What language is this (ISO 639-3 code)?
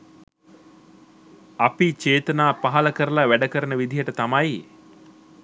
sin